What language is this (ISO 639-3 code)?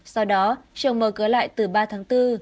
vie